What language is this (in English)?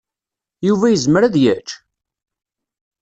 Kabyle